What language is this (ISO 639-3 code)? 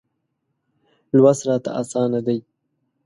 pus